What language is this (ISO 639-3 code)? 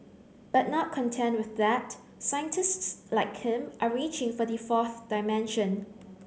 eng